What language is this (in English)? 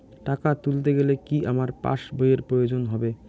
Bangla